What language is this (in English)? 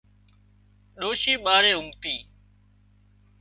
Wadiyara Koli